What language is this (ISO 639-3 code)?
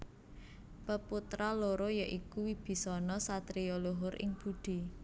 jav